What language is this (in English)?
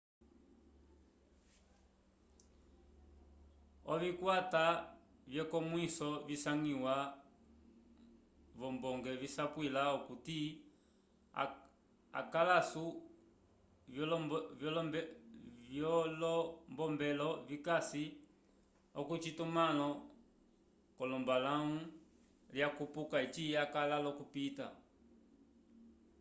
Umbundu